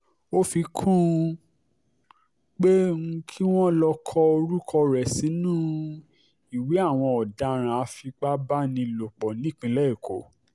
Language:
Yoruba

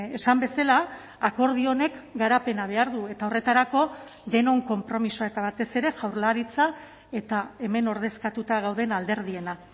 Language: Basque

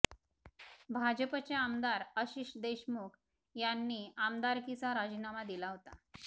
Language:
Marathi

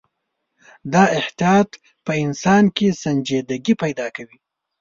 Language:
Pashto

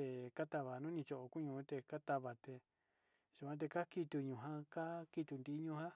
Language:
Sinicahua Mixtec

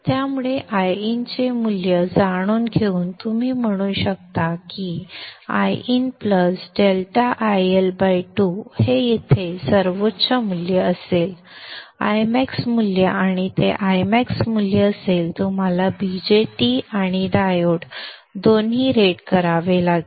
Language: Marathi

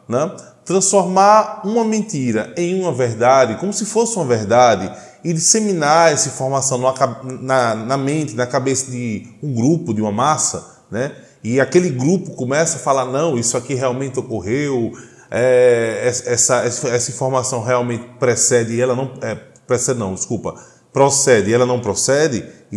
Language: Portuguese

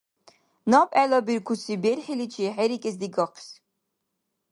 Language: Dargwa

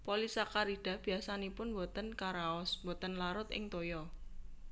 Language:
Javanese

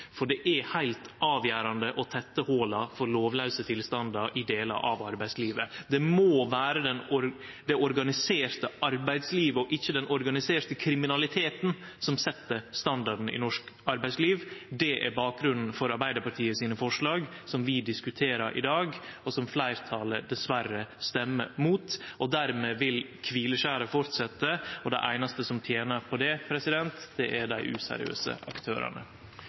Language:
Norwegian Nynorsk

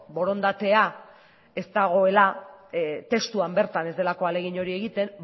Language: Basque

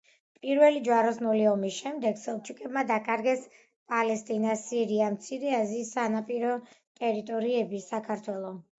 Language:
Georgian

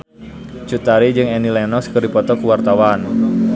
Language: Sundanese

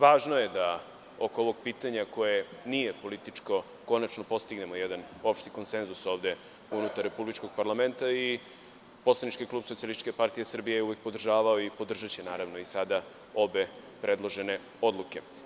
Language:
Serbian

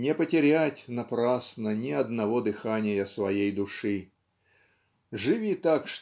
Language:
Russian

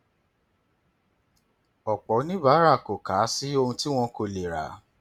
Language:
Yoruba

